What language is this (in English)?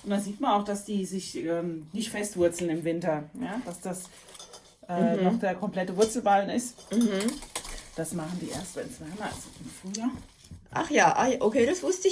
German